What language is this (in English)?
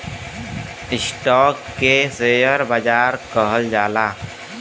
Bhojpuri